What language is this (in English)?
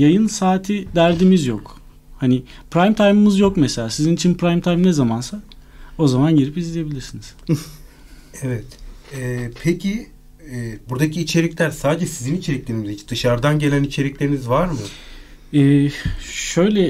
Turkish